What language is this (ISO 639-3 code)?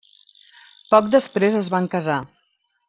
cat